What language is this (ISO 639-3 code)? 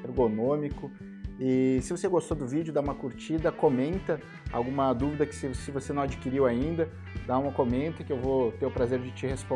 por